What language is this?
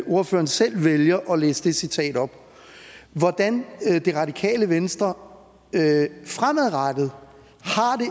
Danish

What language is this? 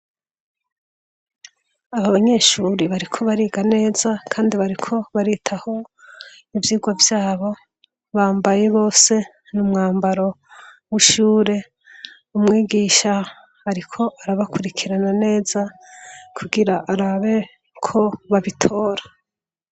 Rundi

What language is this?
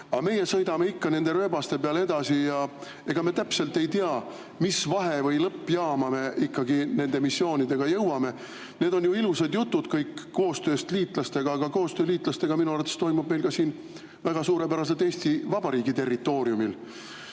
Estonian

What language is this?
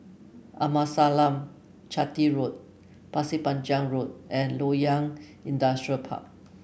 English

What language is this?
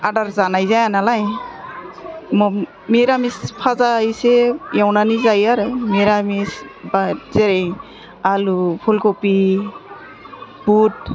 Bodo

